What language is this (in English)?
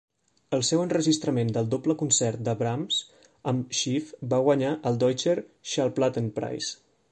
Catalan